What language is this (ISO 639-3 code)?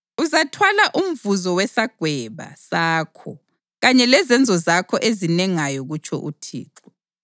nde